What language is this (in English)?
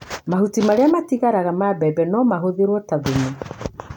Kikuyu